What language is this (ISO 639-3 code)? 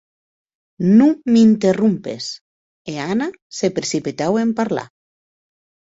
oci